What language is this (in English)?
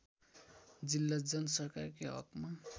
Nepali